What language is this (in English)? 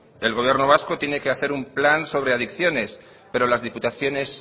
Spanish